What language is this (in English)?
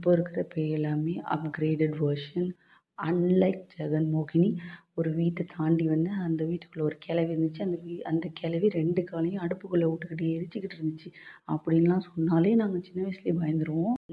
Tamil